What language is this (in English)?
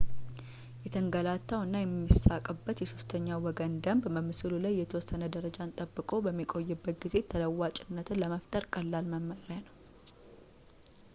Amharic